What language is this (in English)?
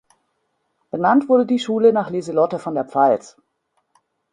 German